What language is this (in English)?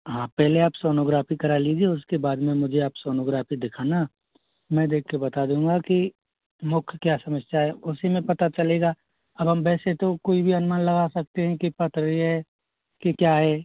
Hindi